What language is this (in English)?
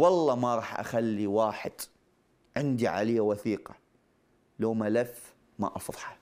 Arabic